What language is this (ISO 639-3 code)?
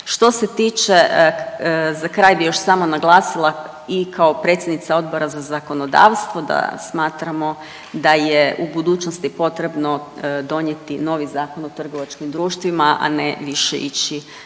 hrv